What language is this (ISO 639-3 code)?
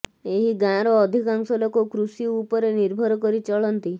ori